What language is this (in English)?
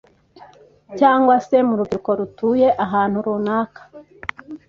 Kinyarwanda